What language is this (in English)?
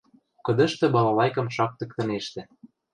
Western Mari